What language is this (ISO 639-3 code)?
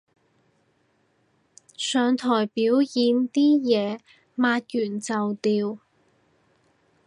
yue